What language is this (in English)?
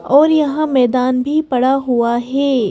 Hindi